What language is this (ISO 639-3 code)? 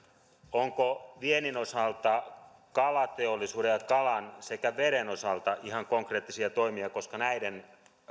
fin